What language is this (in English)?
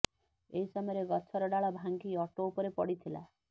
Odia